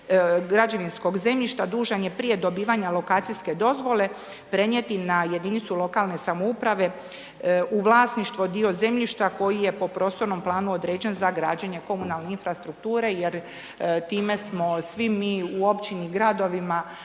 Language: Croatian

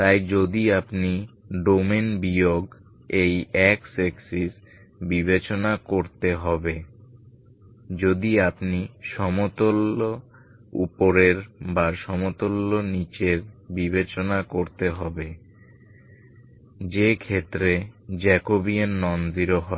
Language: Bangla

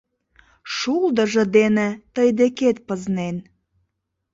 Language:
Mari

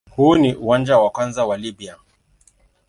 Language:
Swahili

